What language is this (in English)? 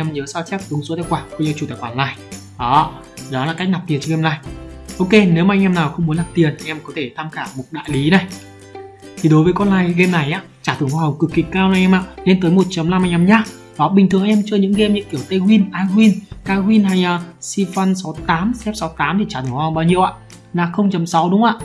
Vietnamese